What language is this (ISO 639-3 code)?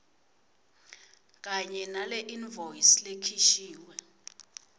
ssw